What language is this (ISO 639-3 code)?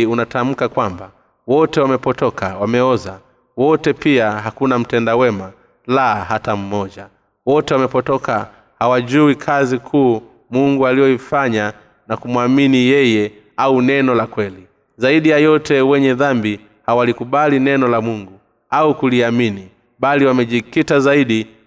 swa